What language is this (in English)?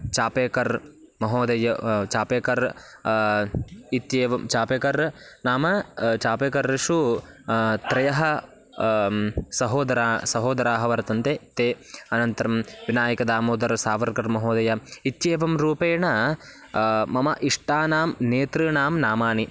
Sanskrit